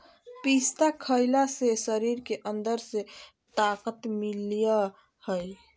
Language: Magahi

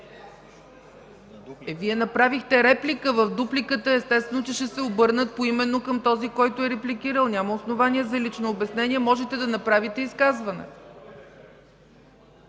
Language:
Bulgarian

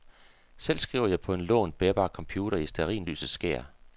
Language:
Danish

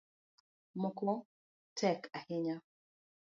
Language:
Luo (Kenya and Tanzania)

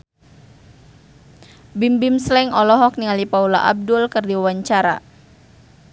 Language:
Sundanese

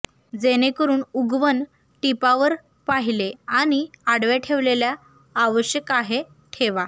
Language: Marathi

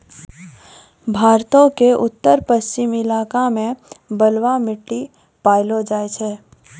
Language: Maithili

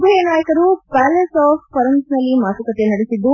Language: Kannada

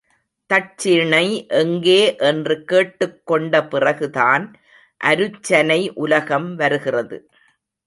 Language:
Tamil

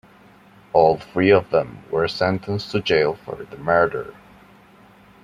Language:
English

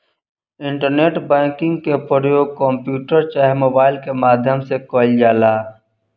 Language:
Bhojpuri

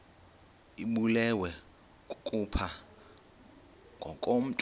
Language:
Xhosa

